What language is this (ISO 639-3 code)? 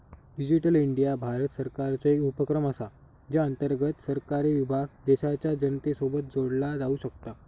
mar